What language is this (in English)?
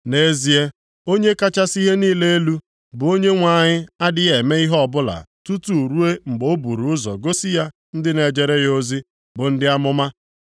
Igbo